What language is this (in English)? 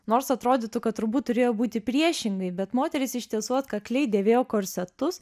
Lithuanian